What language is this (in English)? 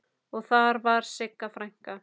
Icelandic